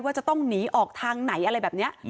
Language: Thai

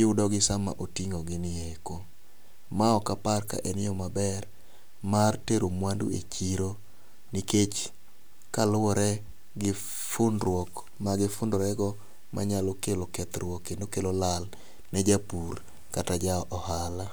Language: Luo (Kenya and Tanzania)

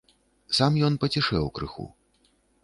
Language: Belarusian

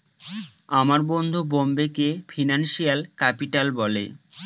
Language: Bangla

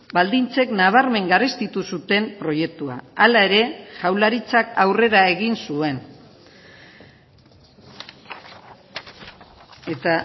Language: Basque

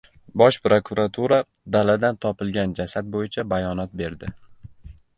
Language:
Uzbek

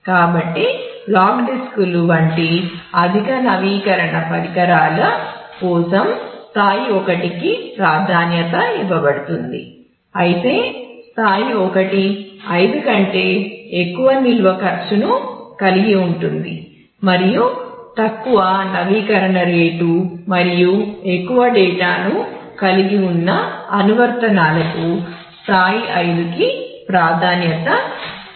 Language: Telugu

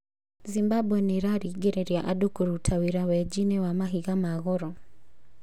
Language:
Kikuyu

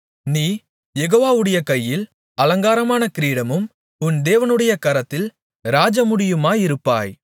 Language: Tamil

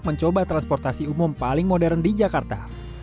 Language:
Indonesian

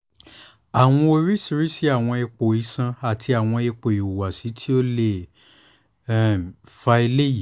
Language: Yoruba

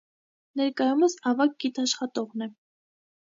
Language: Armenian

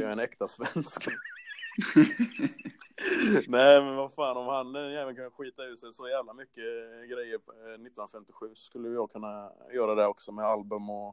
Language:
Swedish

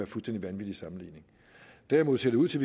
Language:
Danish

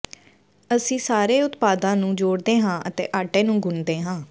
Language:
Punjabi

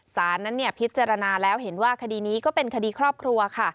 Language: Thai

